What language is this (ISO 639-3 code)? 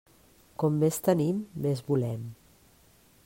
cat